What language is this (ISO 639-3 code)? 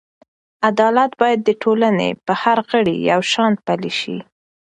pus